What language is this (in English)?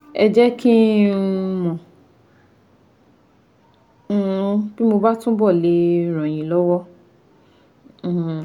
Yoruba